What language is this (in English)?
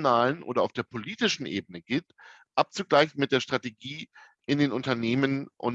German